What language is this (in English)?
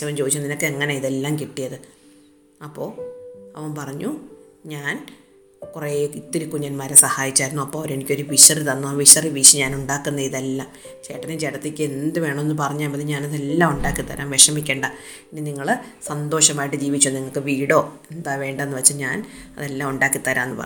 Malayalam